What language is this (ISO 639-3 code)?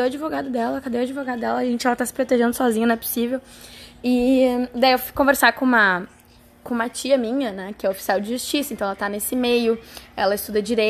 por